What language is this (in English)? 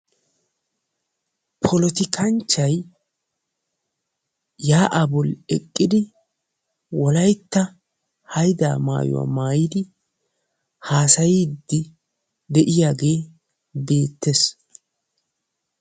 Wolaytta